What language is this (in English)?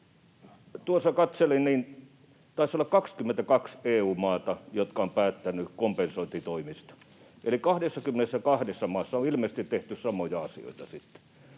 Finnish